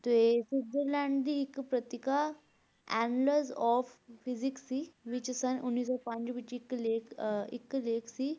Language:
Punjabi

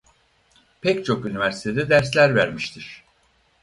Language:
Turkish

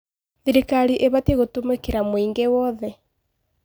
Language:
Kikuyu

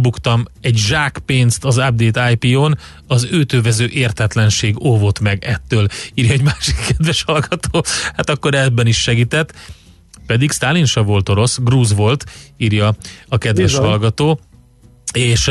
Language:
Hungarian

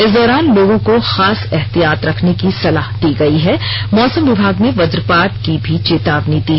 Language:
Hindi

